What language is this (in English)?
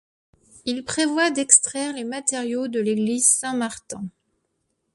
French